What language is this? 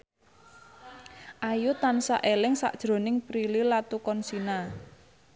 Javanese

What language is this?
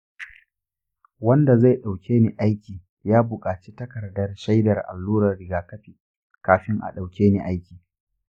Hausa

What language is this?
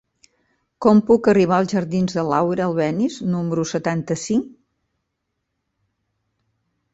Catalan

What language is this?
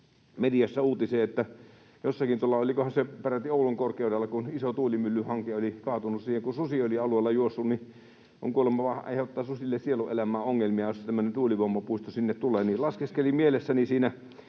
Finnish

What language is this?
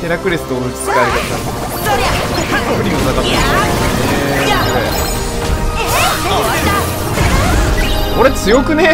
Japanese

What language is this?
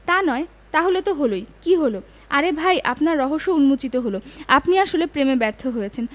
Bangla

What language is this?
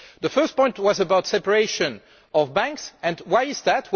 English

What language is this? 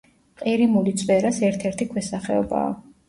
Georgian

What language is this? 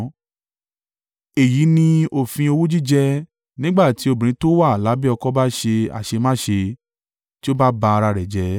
Yoruba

